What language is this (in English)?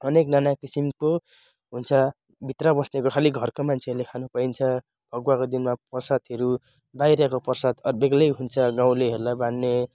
Nepali